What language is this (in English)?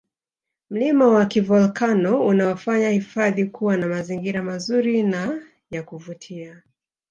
Swahili